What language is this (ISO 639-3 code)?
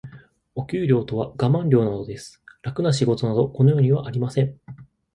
jpn